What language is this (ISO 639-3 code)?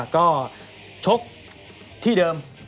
tha